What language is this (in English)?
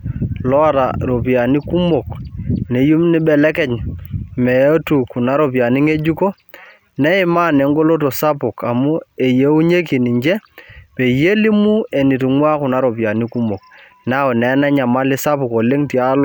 Masai